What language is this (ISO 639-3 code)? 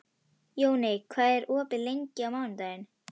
isl